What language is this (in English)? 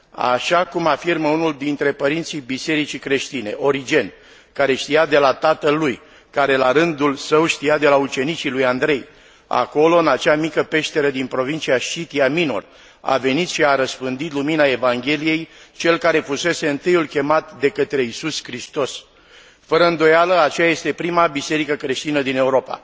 Romanian